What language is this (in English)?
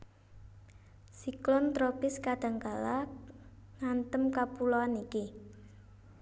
Javanese